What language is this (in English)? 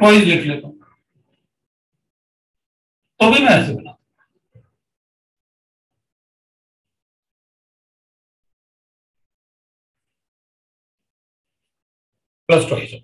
Hindi